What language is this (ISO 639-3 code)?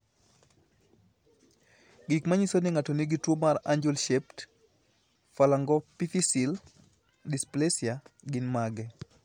luo